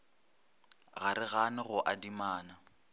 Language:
Northern Sotho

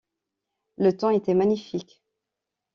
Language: French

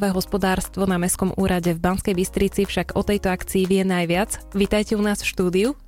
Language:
Slovak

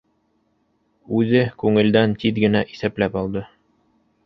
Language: Bashkir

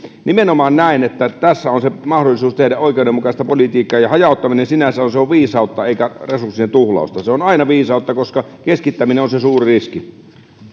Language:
Finnish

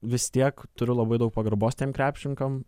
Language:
Lithuanian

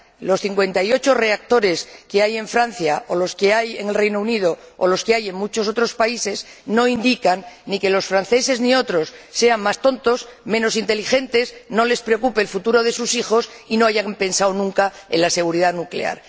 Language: Spanish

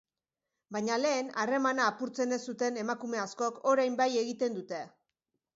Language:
Basque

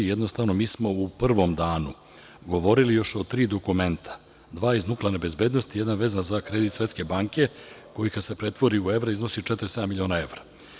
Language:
Serbian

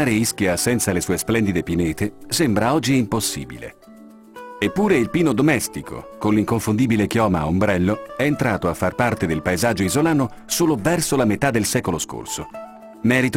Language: Italian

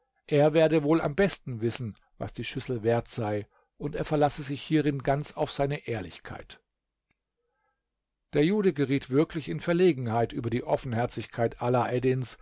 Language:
German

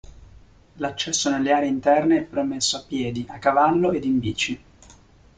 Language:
Italian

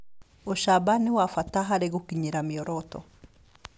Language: Kikuyu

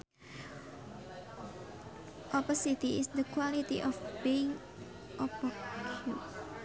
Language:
Sundanese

